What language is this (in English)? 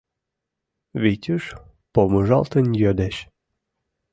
Mari